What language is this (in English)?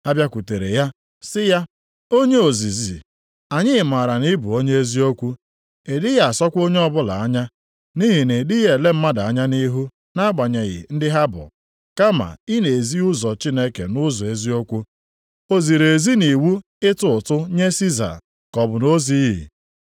Igbo